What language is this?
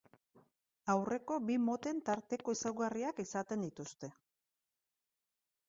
Basque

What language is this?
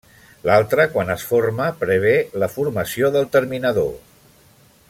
Catalan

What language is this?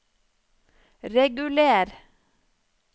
Norwegian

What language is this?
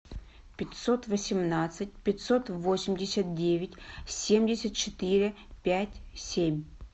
Russian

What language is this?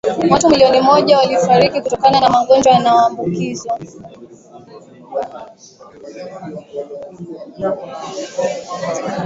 Swahili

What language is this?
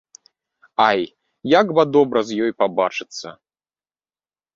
Belarusian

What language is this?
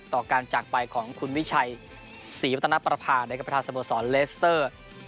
Thai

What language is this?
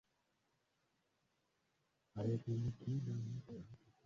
Swahili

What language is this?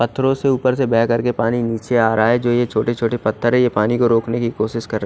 Hindi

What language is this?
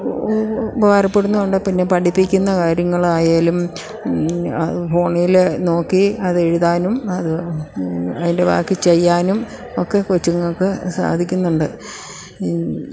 Malayalam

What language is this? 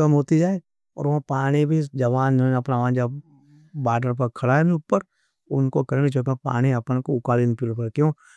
Nimadi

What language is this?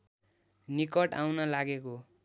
Nepali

